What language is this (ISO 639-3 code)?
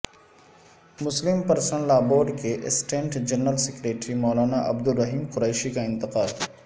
urd